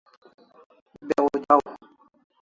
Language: Kalasha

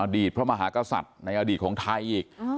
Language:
Thai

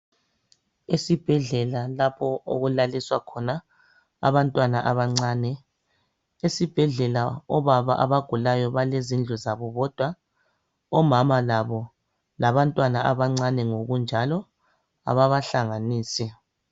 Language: North Ndebele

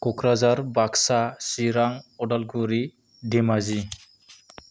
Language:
Bodo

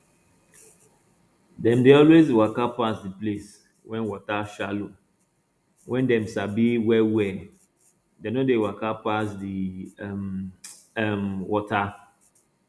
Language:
Nigerian Pidgin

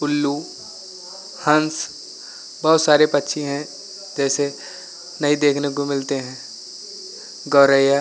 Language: Hindi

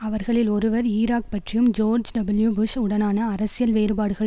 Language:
Tamil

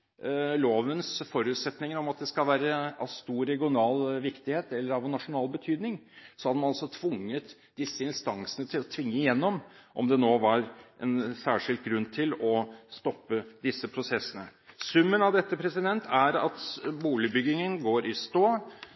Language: Norwegian Bokmål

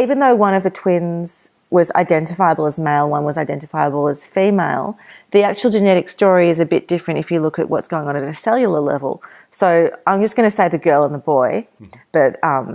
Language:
English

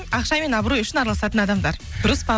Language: Kazakh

